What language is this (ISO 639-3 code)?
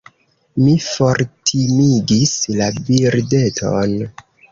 epo